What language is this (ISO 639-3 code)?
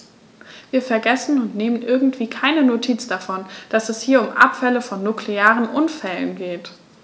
deu